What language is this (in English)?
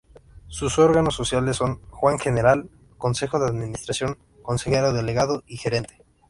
Spanish